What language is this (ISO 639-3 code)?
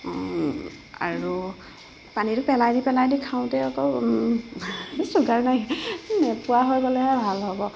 asm